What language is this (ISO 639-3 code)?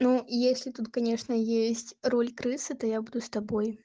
rus